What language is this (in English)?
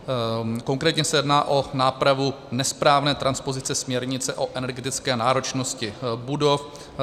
Czech